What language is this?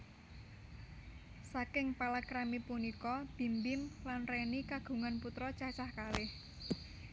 Javanese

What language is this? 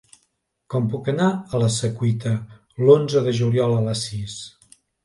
Catalan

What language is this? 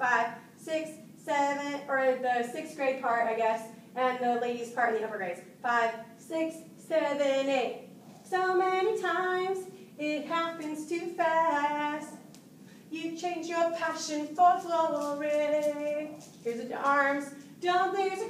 English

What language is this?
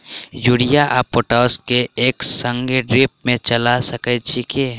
Maithili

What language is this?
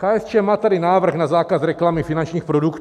Czech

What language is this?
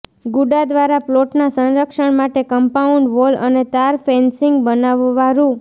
Gujarati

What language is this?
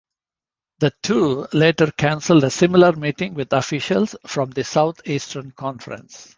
English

